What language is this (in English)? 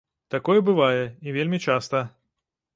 Belarusian